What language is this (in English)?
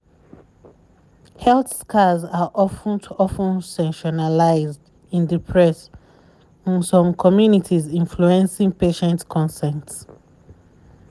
Nigerian Pidgin